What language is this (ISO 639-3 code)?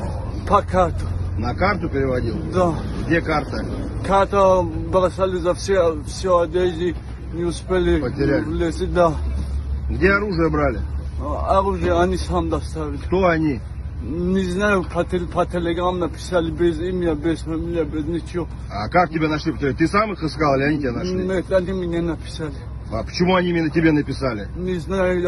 rus